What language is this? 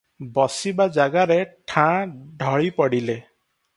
Odia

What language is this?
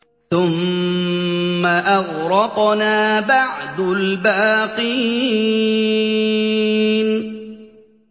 Arabic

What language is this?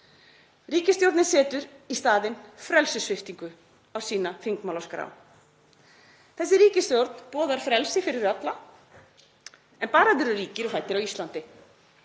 Icelandic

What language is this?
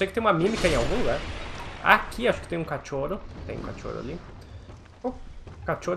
Portuguese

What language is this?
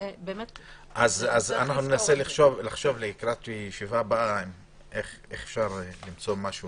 Hebrew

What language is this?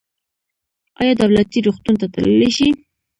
Pashto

